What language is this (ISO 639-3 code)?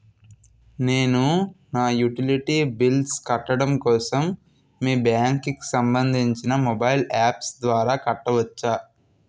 tel